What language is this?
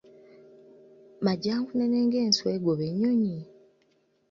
Ganda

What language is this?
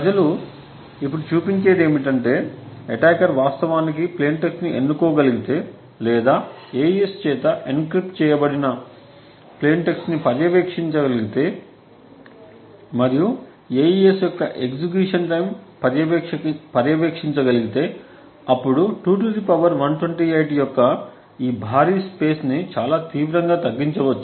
Telugu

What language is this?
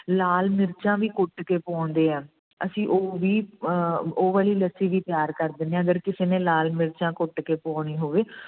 Punjabi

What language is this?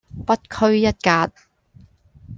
Cantonese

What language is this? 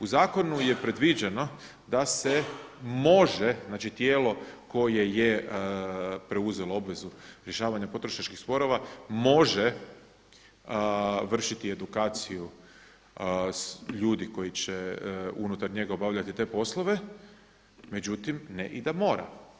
Croatian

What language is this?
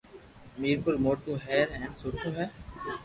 Loarki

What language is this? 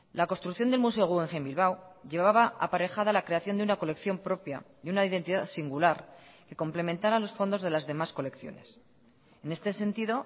Spanish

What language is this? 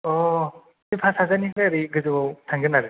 Bodo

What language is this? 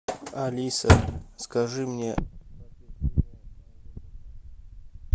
Russian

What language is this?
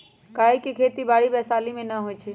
Magahi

